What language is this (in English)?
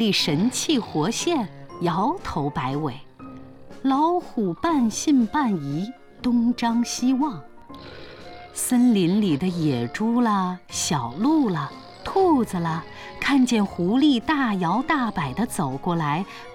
Chinese